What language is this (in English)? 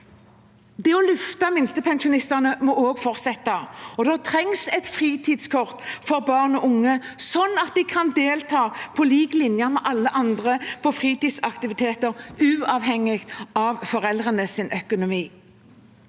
Norwegian